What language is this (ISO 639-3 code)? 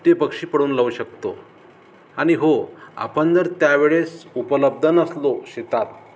mar